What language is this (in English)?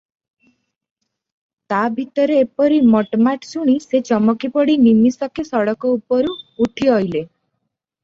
Odia